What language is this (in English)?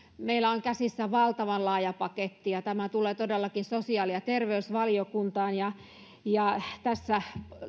Finnish